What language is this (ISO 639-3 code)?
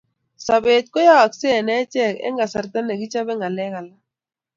kln